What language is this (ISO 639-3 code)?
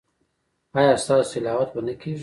pus